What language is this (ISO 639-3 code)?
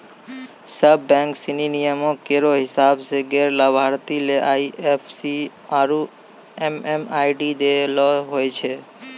mai